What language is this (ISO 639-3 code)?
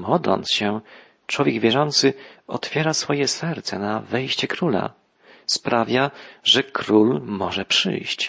pol